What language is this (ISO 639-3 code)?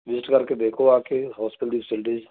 pan